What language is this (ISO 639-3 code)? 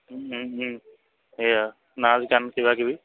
asm